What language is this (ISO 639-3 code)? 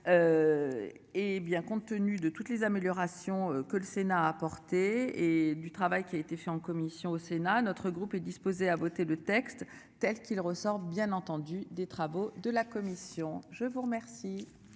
fra